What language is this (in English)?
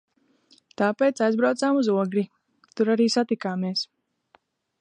Latvian